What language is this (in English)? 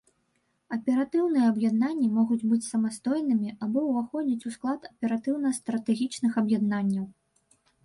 Belarusian